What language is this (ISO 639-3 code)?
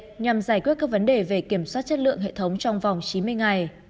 vie